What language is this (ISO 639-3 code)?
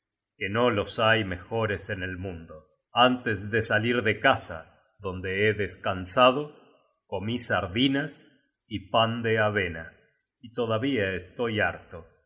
spa